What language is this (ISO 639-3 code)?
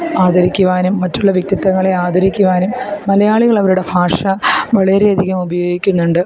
mal